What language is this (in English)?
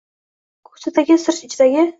Uzbek